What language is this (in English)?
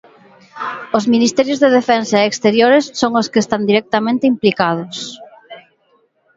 Galician